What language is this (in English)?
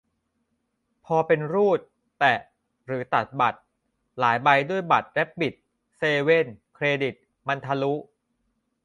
Thai